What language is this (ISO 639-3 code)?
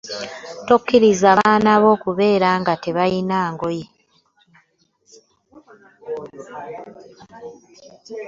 lug